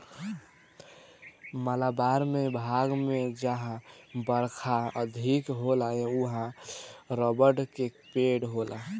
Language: Bhojpuri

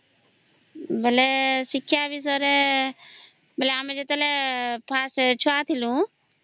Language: Odia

